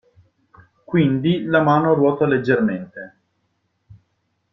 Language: Italian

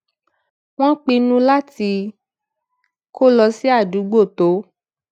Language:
Yoruba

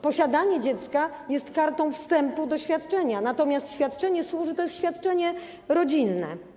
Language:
Polish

